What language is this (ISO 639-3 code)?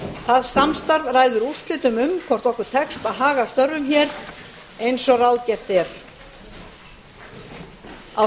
isl